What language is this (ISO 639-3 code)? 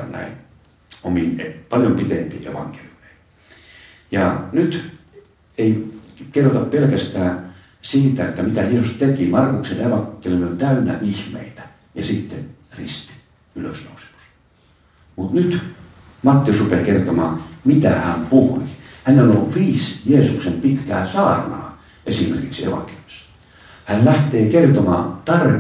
fin